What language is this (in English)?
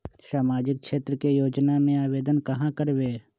Magahi